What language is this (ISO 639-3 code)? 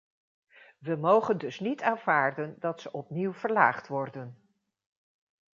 nld